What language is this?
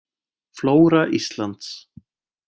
Icelandic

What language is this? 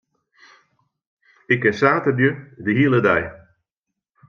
Western Frisian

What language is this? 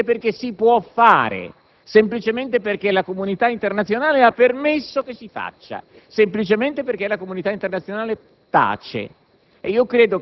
Italian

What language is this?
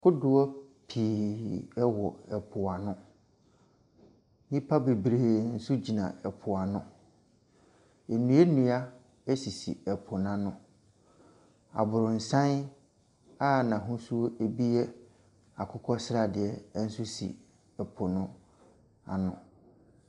Akan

